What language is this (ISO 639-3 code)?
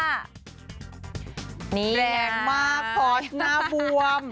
tha